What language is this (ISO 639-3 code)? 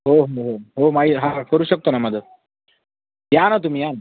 mar